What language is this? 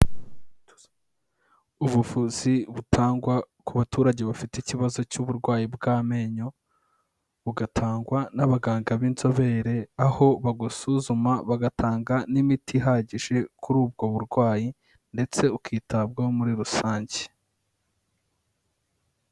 Kinyarwanda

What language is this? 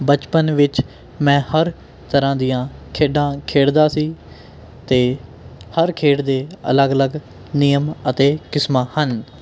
Punjabi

